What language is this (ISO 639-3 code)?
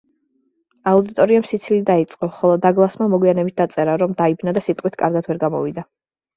kat